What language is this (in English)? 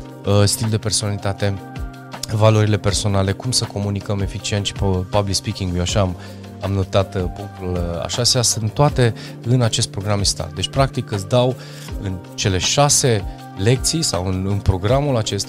Romanian